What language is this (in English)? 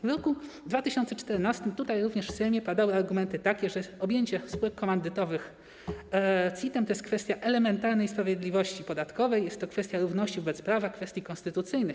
Polish